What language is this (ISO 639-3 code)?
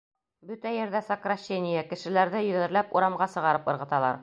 bak